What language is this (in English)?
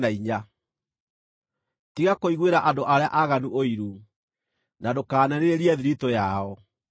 Kikuyu